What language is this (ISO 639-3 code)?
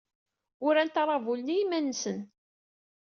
kab